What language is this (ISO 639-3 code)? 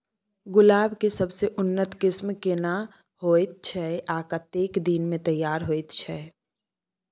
mai